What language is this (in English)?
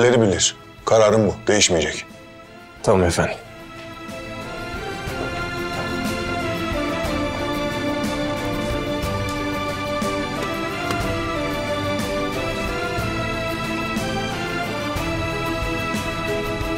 Turkish